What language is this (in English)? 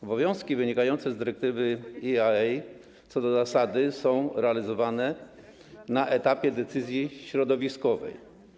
Polish